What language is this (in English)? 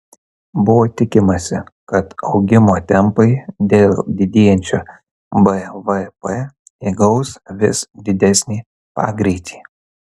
Lithuanian